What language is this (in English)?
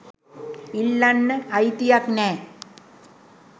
Sinhala